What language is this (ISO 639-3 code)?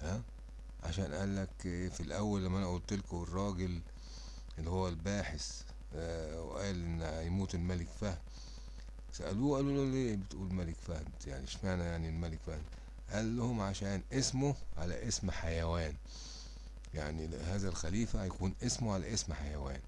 ara